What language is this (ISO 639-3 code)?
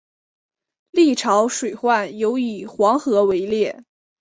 zho